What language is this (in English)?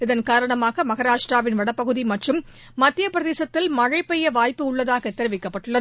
Tamil